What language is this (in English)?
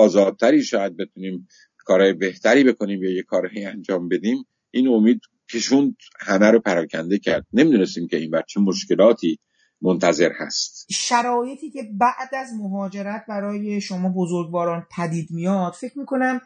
Persian